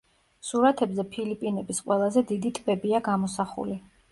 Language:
Georgian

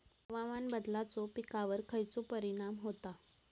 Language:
Marathi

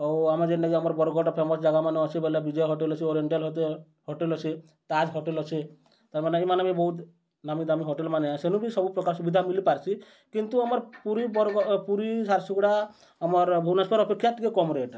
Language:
Odia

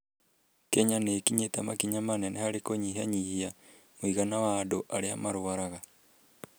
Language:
Kikuyu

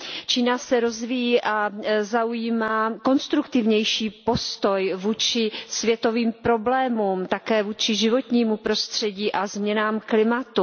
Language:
Czech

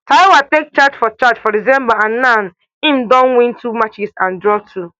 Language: Nigerian Pidgin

